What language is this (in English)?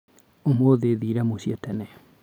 Kikuyu